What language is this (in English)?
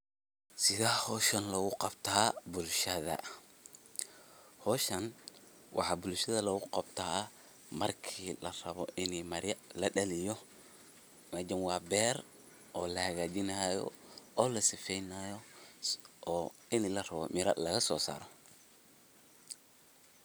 Somali